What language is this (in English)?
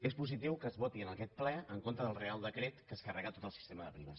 Catalan